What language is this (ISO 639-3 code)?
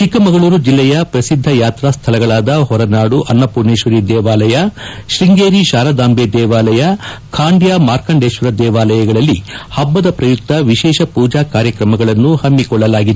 kan